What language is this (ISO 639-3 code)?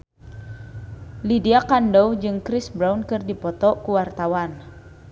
sun